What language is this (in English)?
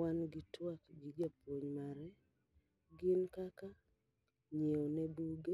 Luo (Kenya and Tanzania)